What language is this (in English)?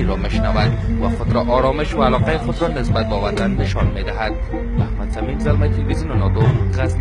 Persian